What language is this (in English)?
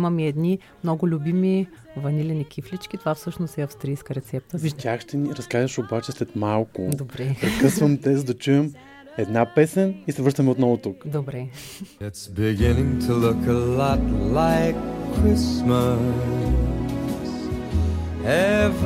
Bulgarian